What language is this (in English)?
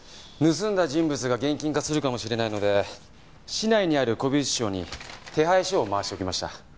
Japanese